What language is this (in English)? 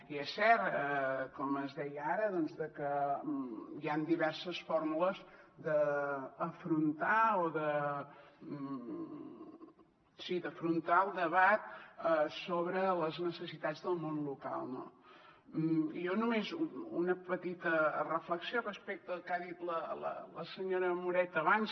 Catalan